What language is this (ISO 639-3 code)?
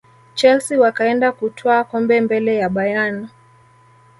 swa